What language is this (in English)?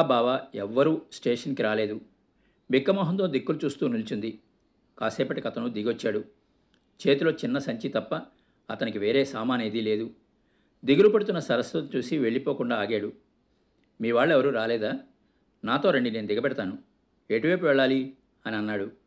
Telugu